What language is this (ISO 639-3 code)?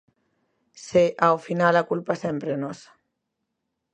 glg